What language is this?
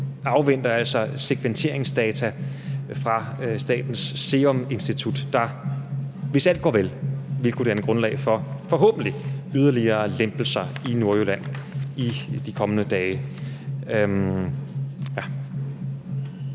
Danish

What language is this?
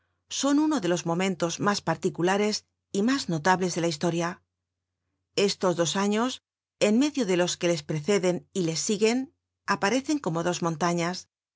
Spanish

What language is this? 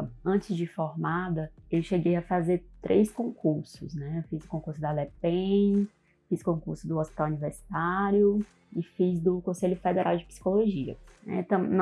Portuguese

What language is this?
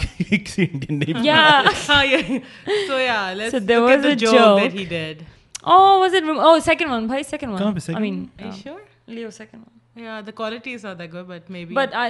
Urdu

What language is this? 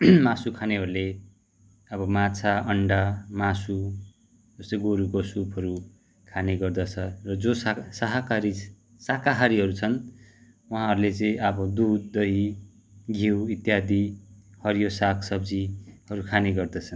Nepali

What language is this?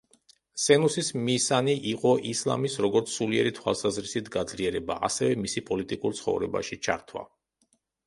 Georgian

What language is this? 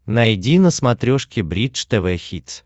Russian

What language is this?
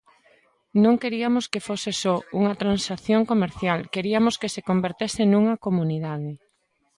Galician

